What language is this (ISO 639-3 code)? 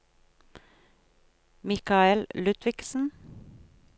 nor